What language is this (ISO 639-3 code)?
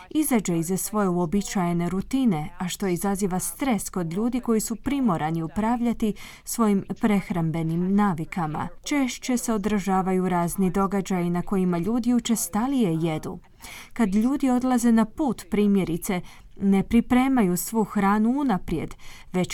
hrv